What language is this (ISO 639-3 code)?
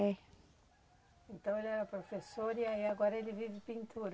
por